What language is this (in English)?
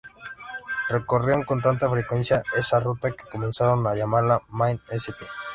Spanish